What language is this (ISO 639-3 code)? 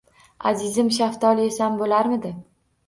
uzb